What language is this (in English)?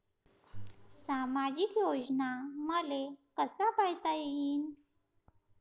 Marathi